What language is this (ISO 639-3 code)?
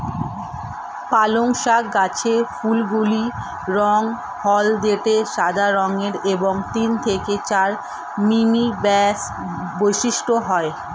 ben